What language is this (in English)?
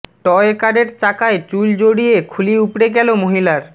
Bangla